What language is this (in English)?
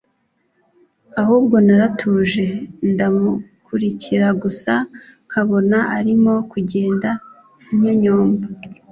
Kinyarwanda